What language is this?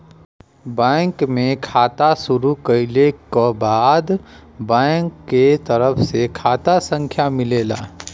Bhojpuri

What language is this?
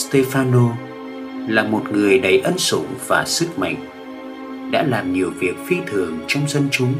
Vietnamese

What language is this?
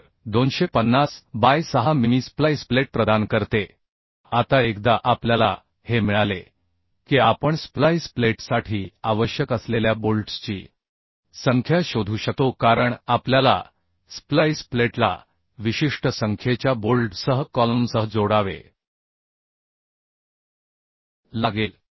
Marathi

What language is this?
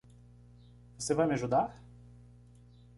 Portuguese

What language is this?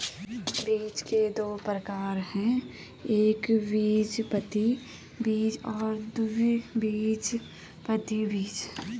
Hindi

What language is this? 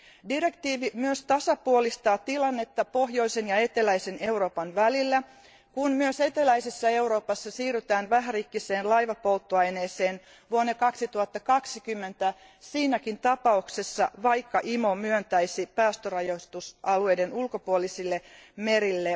Finnish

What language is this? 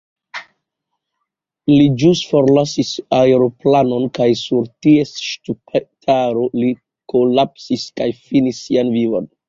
Esperanto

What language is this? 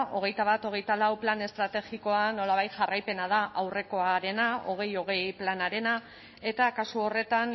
Basque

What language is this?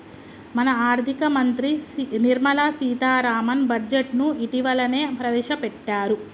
Telugu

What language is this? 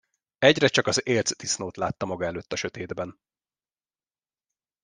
Hungarian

